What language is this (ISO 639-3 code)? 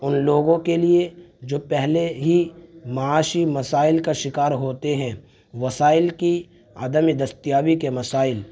urd